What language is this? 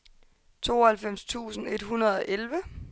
Danish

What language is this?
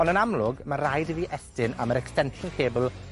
Welsh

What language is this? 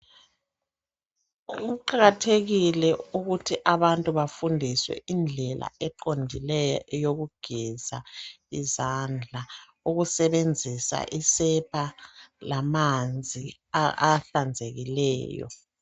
North Ndebele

